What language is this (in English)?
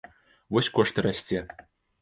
Belarusian